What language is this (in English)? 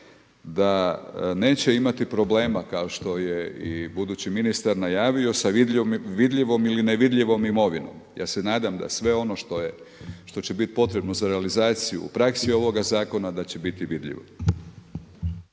Croatian